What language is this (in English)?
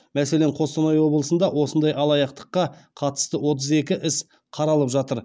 Kazakh